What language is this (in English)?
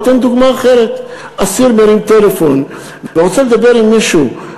Hebrew